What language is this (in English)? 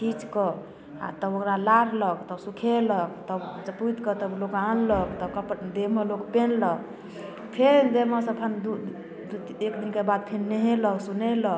Maithili